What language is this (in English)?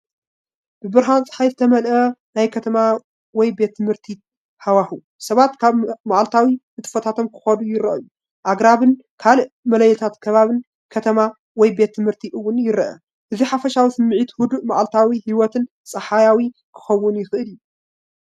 Tigrinya